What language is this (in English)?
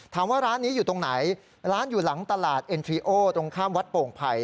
Thai